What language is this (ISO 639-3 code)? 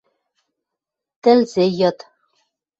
mrj